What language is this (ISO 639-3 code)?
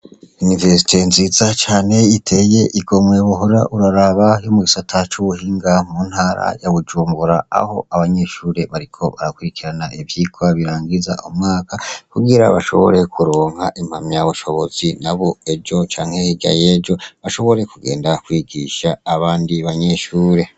run